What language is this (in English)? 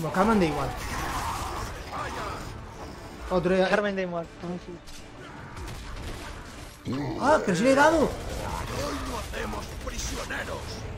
Spanish